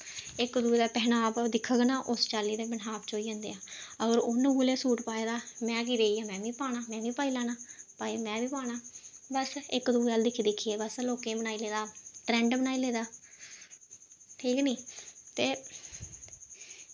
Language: Dogri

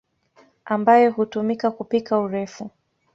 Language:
Swahili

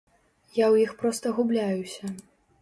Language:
Belarusian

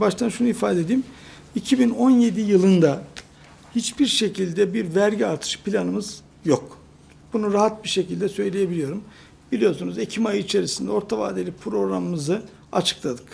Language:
Turkish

